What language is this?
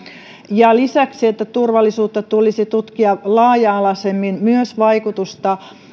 Finnish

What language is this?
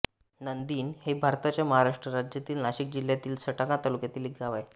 Marathi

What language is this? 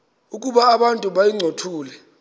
Xhosa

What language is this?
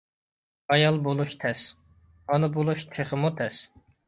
Uyghur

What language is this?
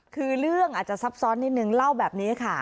Thai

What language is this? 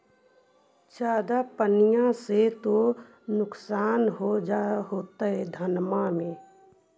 Magahi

